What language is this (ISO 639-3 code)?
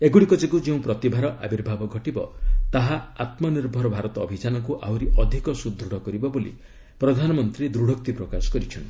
ori